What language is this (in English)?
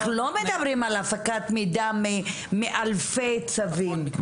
Hebrew